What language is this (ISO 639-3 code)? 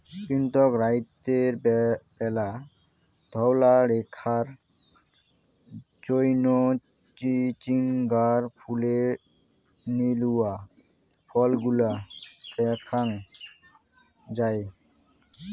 ben